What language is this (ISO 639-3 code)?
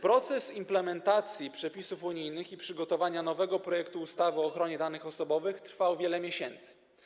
pol